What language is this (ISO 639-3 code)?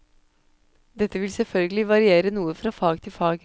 nor